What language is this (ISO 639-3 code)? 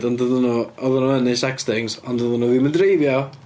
cym